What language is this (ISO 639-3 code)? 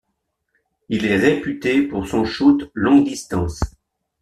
fra